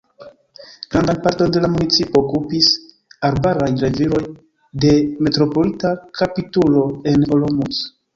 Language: Esperanto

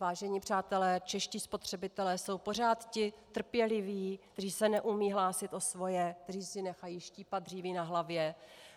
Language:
Czech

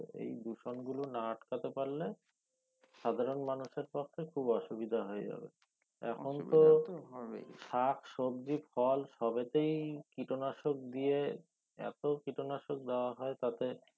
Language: Bangla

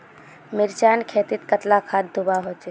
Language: Magahi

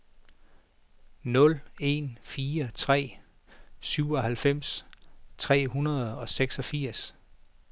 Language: Danish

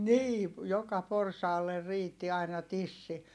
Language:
Finnish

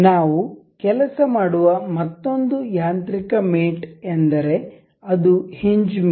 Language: Kannada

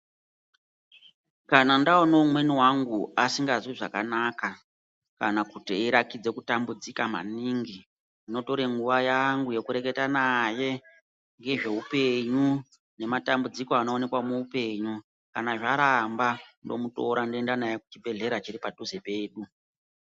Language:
Ndau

